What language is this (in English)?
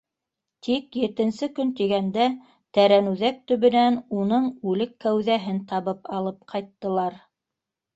Bashkir